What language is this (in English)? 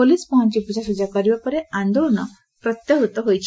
Odia